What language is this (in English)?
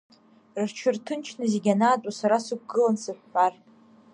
Abkhazian